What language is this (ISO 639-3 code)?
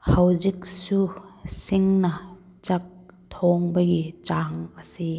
mni